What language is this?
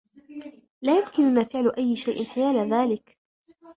Arabic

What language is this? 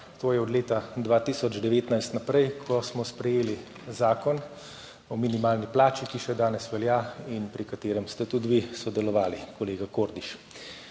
Slovenian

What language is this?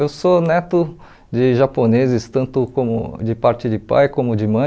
Portuguese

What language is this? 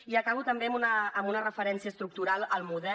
Catalan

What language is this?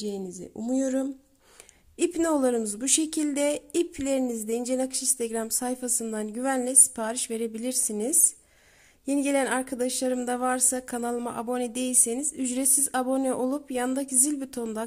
Turkish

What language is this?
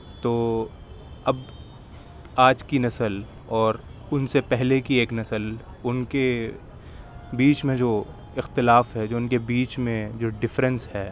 Urdu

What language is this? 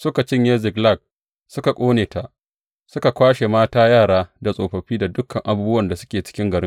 Hausa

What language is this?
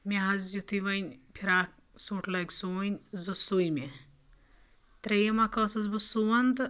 Kashmiri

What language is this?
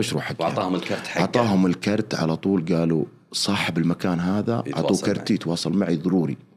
Arabic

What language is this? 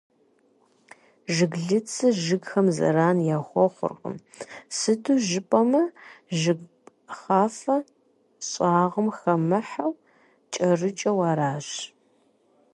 Kabardian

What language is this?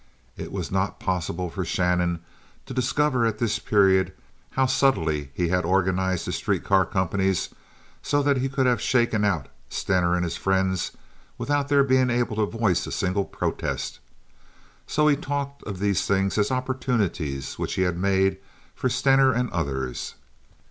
English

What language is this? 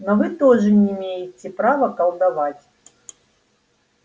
Russian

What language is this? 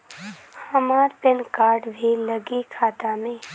Bhojpuri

